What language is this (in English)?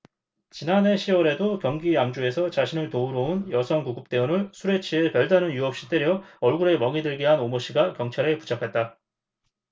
Korean